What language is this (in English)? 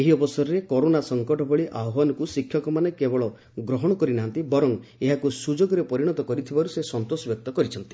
Odia